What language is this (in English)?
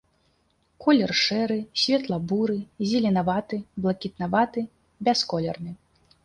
Belarusian